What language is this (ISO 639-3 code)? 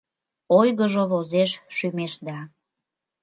chm